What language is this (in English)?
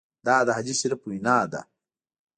Pashto